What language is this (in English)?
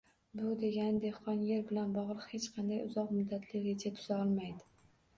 Uzbek